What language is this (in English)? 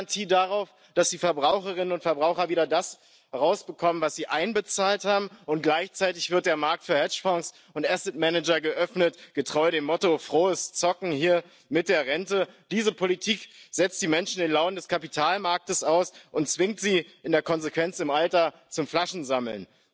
French